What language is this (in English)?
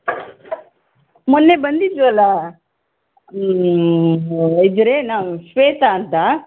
Kannada